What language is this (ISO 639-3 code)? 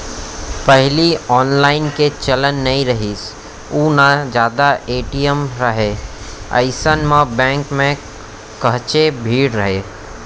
hne